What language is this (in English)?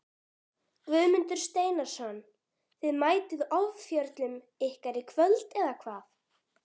Icelandic